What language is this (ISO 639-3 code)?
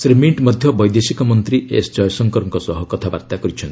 ori